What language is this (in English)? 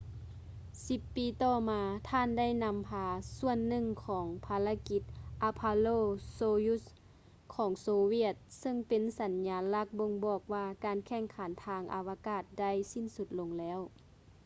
Lao